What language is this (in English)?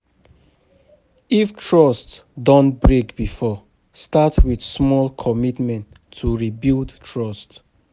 Nigerian Pidgin